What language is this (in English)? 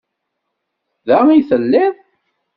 Kabyle